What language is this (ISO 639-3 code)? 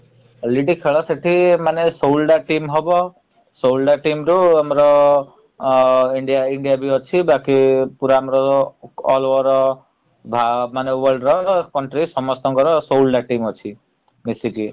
ori